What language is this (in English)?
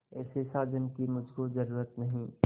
Hindi